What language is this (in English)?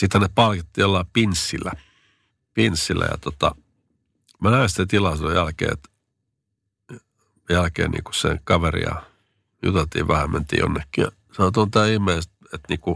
Finnish